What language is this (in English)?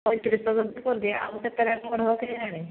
Odia